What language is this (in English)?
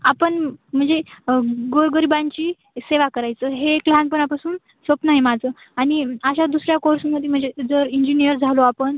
Marathi